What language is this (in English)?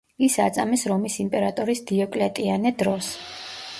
Georgian